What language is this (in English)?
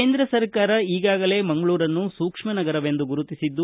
Kannada